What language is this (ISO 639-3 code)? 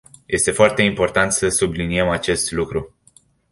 ron